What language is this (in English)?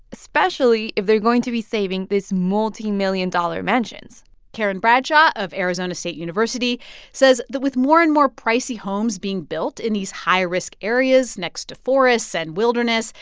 English